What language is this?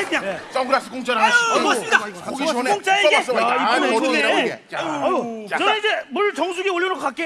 Korean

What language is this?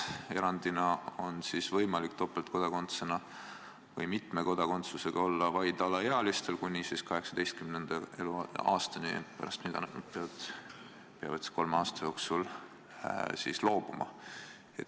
Estonian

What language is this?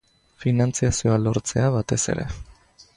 Basque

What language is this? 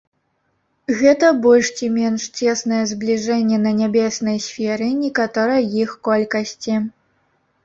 Belarusian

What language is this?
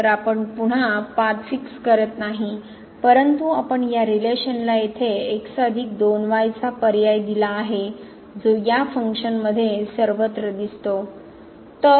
Marathi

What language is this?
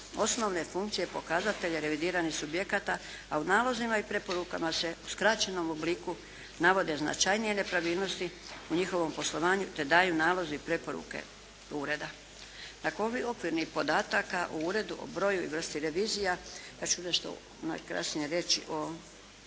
Croatian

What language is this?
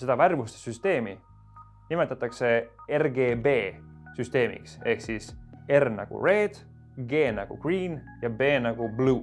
Estonian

